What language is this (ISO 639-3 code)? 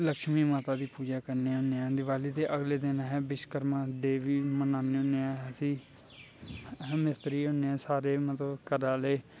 doi